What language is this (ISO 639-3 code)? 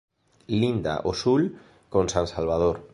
glg